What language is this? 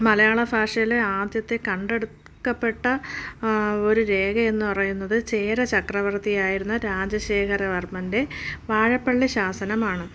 Malayalam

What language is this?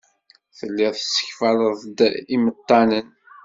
Kabyle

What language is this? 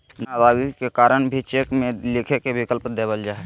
Magahi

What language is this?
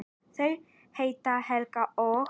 Icelandic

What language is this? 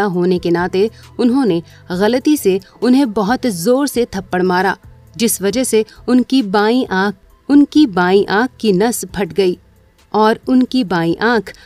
Hindi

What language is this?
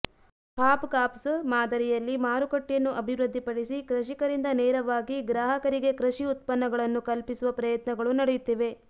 Kannada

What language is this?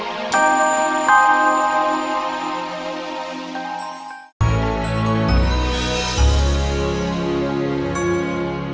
Indonesian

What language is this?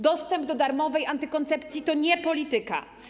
Polish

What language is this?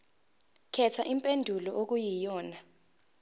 Zulu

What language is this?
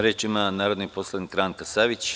Serbian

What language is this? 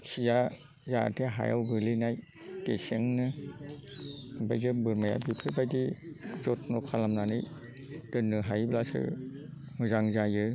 Bodo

